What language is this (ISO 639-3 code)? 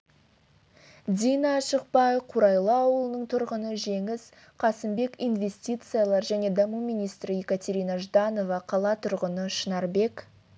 kaz